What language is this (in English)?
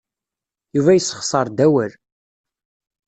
Kabyle